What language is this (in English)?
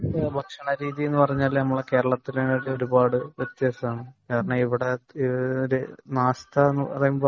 Malayalam